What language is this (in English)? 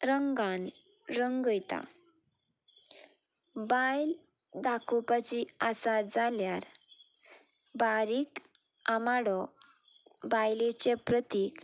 Konkani